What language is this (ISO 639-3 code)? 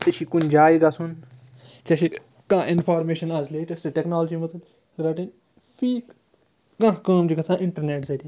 kas